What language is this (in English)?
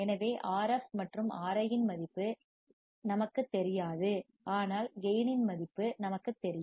Tamil